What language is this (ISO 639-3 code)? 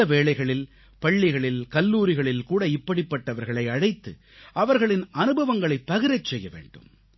tam